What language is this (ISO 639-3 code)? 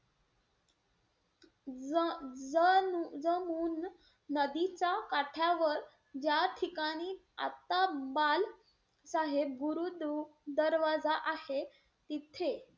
mar